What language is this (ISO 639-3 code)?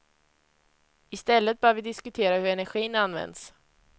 swe